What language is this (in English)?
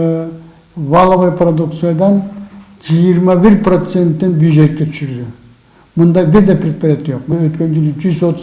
Russian